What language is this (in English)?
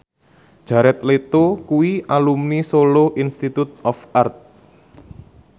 Javanese